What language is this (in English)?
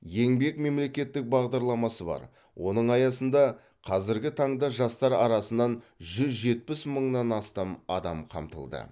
Kazakh